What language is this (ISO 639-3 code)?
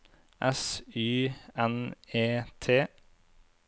nor